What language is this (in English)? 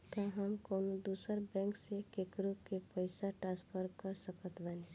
Bhojpuri